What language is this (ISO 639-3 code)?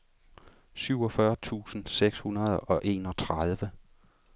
dan